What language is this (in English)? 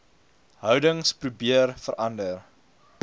Afrikaans